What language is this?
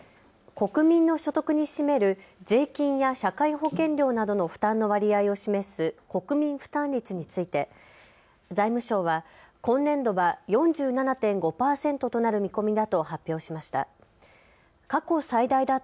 Japanese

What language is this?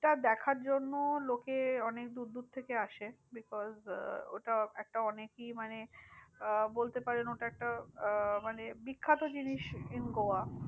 Bangla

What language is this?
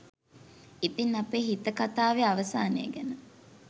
Sinhala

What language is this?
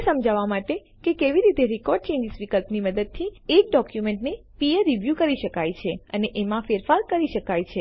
Gujarati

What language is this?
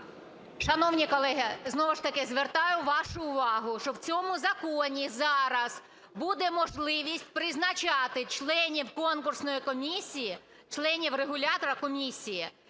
Ukrainian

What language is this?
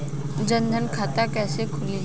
Bhojpuri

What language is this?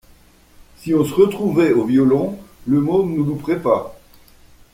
French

